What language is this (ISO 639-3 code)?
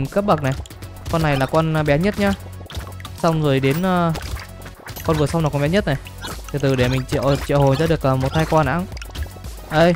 vie